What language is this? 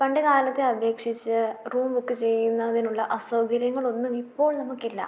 Malayalam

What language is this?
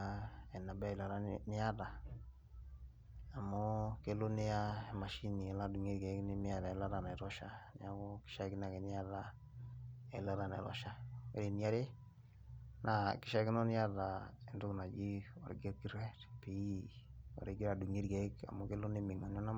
Masai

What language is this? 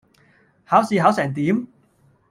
Cantonese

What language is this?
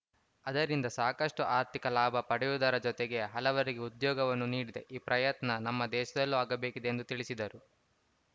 Kannada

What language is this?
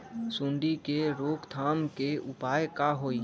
Magahi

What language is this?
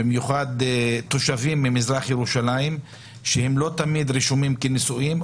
Hebrew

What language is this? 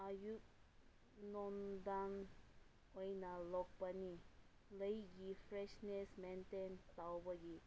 Manipuri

